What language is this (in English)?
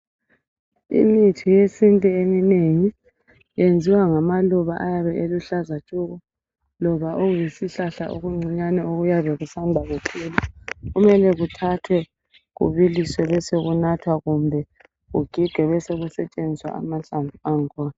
North Ndebele